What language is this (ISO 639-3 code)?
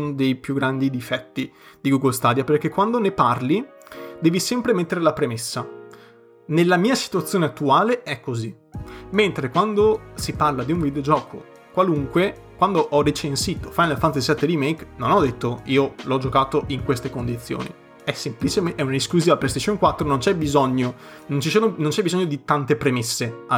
ita